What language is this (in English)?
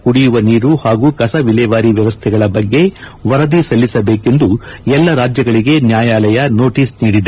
Kannada